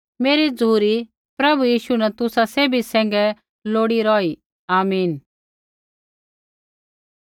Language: Kullu Pahari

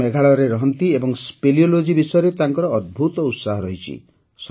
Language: Odia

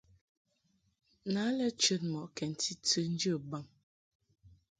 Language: Mungaka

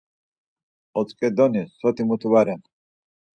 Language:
Laz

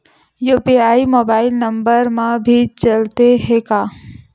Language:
Chhattisgarhi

